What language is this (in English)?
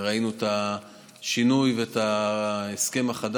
Hebrew